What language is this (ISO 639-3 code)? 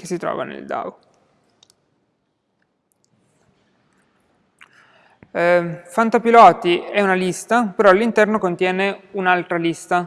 ita